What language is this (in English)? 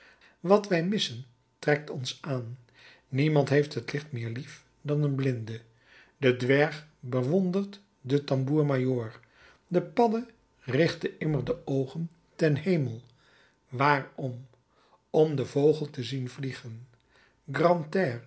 Dutch